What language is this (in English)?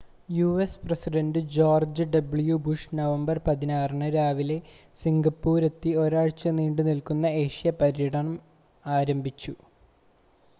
Malayalam